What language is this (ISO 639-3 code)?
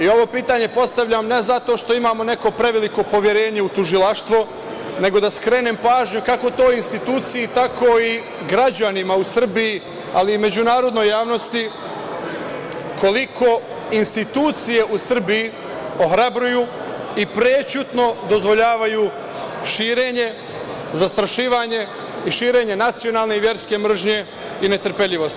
srp